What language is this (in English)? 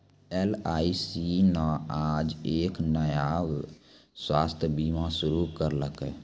Maithili